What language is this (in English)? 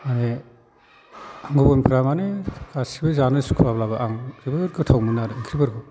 Bodo